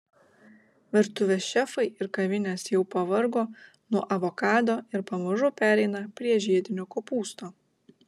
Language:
Lithuanian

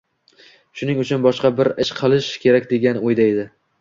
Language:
Uzbek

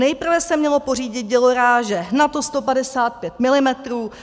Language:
Czech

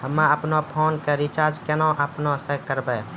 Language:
Maithili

